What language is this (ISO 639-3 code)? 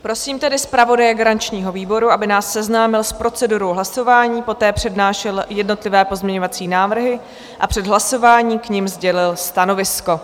ces